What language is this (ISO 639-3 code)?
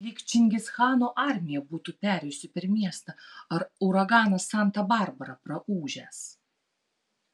lit